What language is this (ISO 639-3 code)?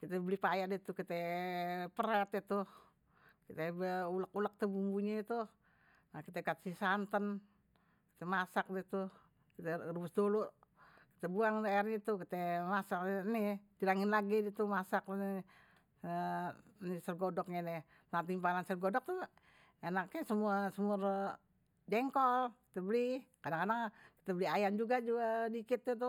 bew